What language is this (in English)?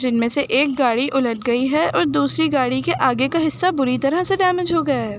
Urdu